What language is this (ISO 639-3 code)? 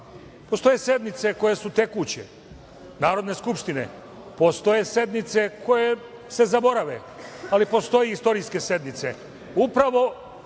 srp